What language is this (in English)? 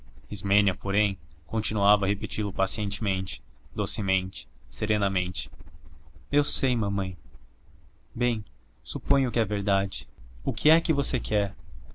Portuguese